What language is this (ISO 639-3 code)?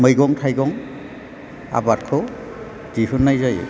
brx